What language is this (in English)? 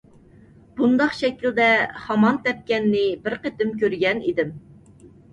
Uyghur